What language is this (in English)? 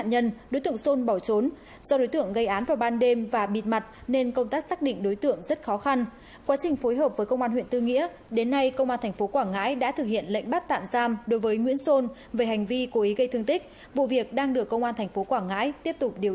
Vietnamese